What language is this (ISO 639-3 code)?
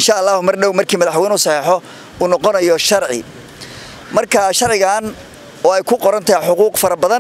ara